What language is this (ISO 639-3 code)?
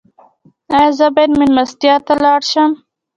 pus